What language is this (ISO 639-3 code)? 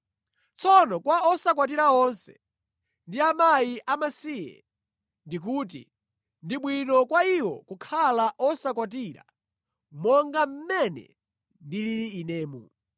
nya